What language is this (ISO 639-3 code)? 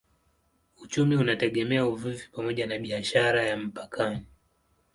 swa